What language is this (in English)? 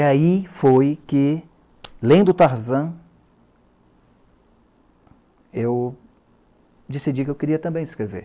Portuguese